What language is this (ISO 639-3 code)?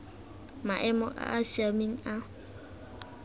tsn